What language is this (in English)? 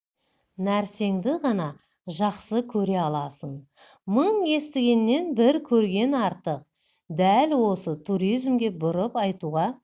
Kazakh